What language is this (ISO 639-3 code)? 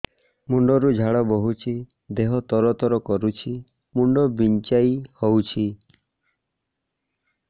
ori